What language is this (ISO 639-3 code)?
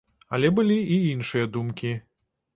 bel